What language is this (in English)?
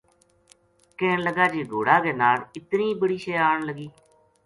Gujari